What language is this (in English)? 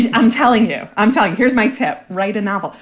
English